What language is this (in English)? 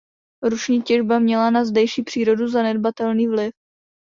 Czech